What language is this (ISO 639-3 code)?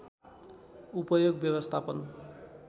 nep